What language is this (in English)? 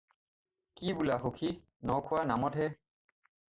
Assamese